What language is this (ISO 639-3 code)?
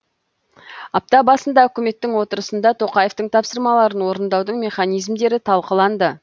kaz